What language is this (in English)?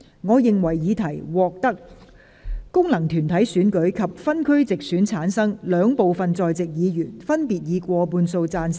Cantonese